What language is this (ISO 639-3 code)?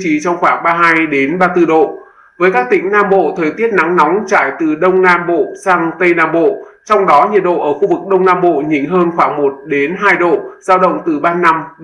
vie